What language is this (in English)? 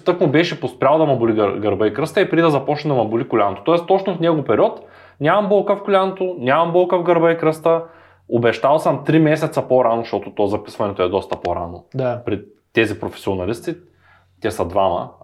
Bulgarian